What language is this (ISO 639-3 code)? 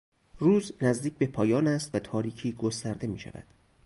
fas